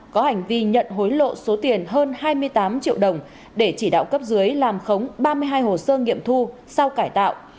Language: Vietnamese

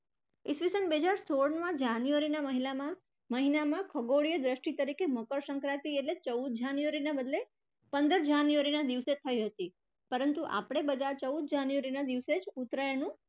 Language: Gujarati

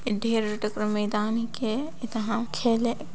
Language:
Sadri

